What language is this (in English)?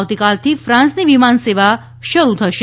Gujarati